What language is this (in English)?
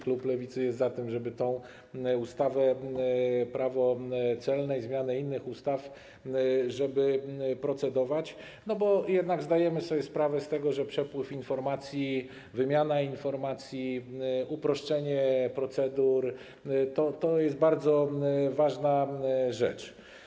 Polish